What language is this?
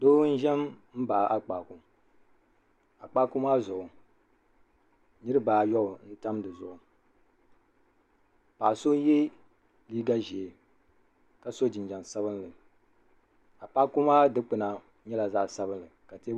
Dagbani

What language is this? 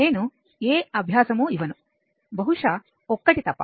Telugu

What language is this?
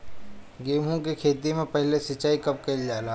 Bhojpuri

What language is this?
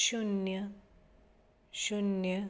Konkani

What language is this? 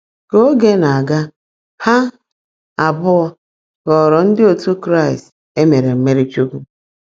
Igbo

